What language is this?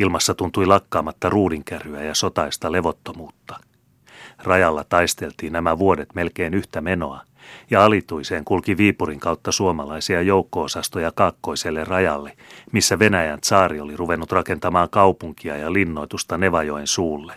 Finnish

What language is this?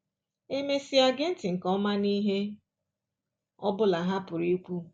Igbo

